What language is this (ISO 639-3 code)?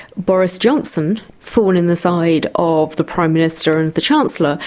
eng